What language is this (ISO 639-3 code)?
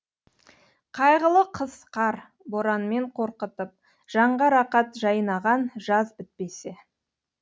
kaz